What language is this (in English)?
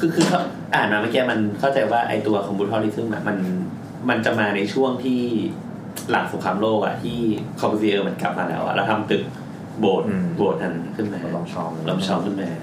Thai